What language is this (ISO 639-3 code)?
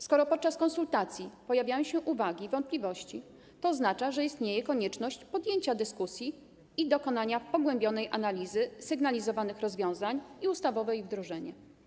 pol